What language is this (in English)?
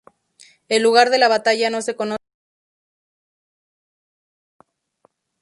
Spanish